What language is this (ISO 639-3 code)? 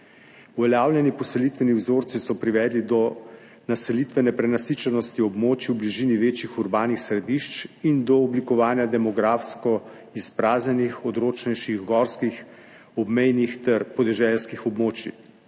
slv